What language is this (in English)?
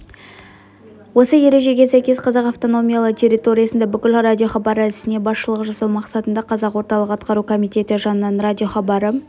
Kazakh